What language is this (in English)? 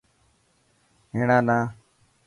Dhatki